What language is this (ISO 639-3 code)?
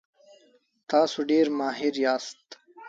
pus